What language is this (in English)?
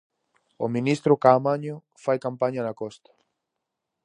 Galician